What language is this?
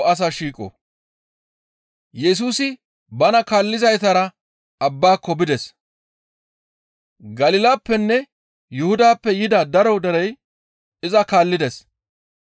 Gamo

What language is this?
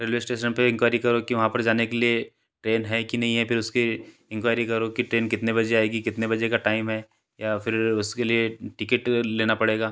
Hindi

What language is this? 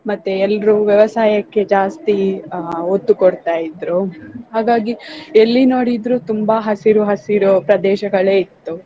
Kannada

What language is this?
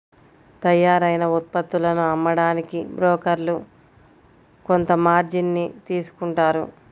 Telugu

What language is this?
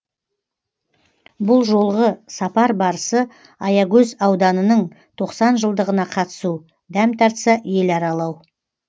Kazakh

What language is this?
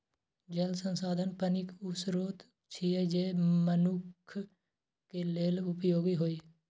Maithili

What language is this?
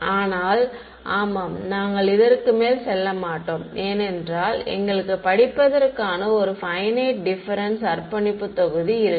Tamil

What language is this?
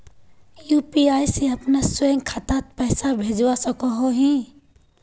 Magahi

